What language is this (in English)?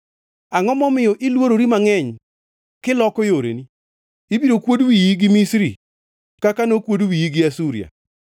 Luo (Kenya and Tanzania)